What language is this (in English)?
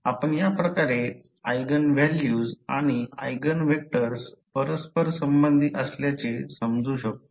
Marathi